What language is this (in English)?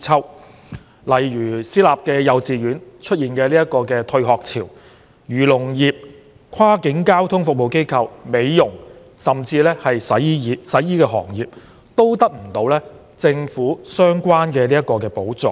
Cantonese